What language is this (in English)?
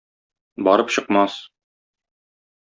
Tatar